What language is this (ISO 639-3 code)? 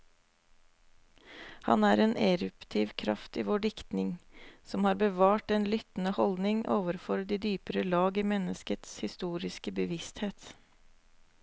nor